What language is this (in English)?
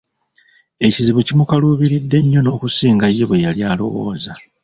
Ganda